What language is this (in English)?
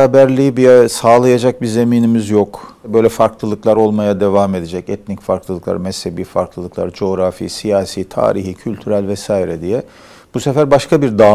Turkish